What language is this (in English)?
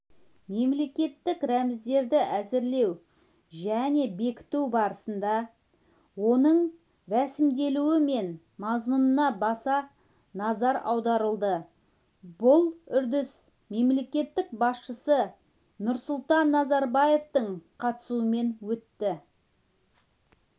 Kazakh